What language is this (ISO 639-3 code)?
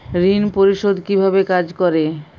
ben